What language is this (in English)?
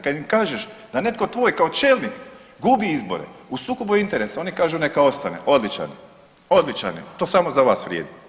Croatian